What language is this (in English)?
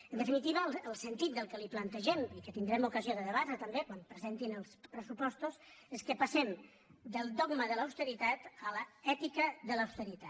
Catalan